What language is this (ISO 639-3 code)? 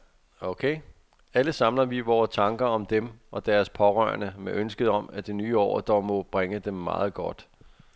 dan